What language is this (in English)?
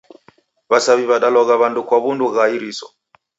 Taita